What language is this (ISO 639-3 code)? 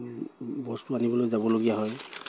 asm